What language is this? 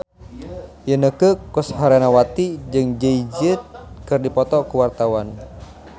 Sundanese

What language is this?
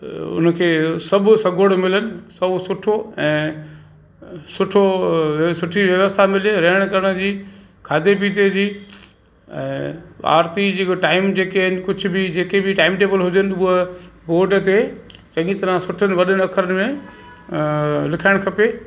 Sindhi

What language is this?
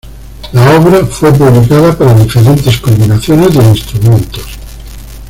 Spanish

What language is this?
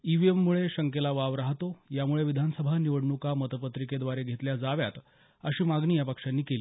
Marathi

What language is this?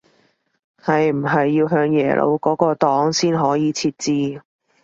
Cantonese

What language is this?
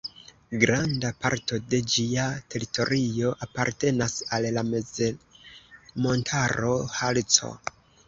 Esperanto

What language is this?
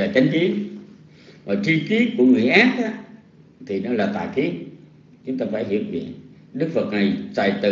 Vietnamese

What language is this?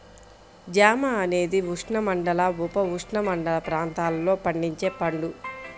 Telugu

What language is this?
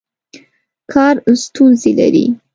Pashto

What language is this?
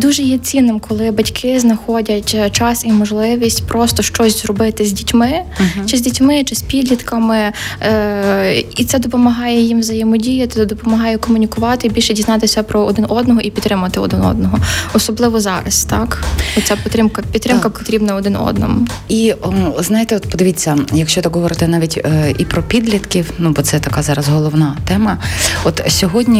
Ukrainian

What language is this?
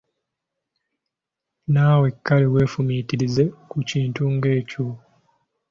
Ganda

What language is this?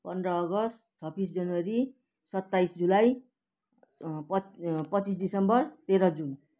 Nepali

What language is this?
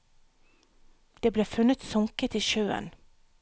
Norwegian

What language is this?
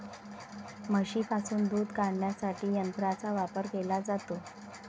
Marathi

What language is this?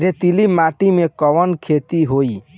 Bhojpuri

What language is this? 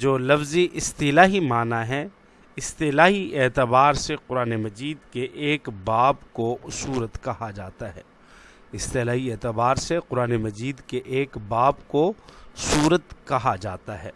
Urdu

